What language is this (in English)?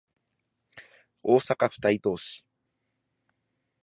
Japanese